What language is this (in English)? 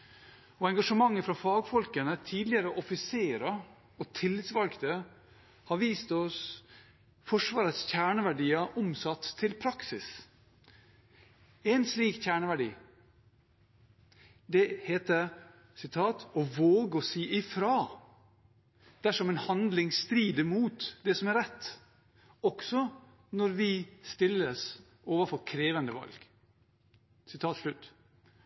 Norwegian Bokmål